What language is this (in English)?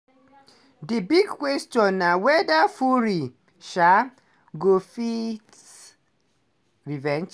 Nigerian Pidgin